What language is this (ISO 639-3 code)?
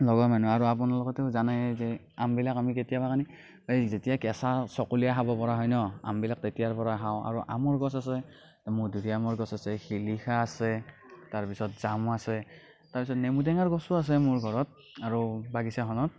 asm